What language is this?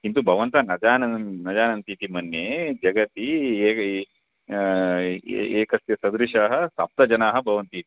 Sanskrit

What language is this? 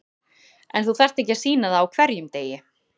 Icelandic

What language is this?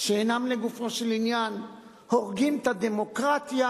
Hebrew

